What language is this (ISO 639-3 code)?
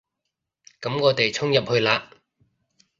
yue